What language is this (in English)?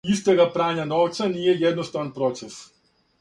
Serbian